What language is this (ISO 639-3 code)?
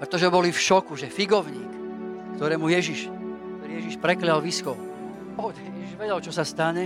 slk